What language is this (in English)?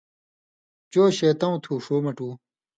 Indus Kohistani